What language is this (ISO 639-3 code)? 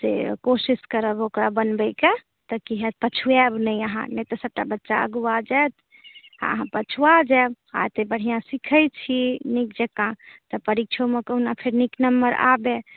mai